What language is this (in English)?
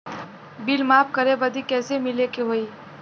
Bhojpuri